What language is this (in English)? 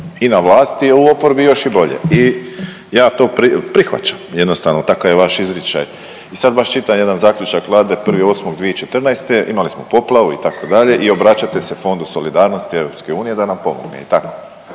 Croatian